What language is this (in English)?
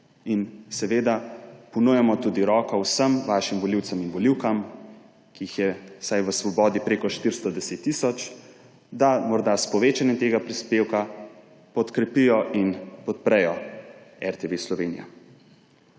Slovenian